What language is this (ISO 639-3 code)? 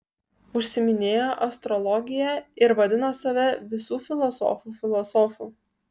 lit